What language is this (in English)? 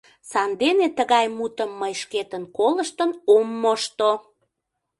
Mari